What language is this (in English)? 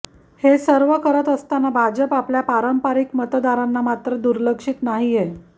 Marathi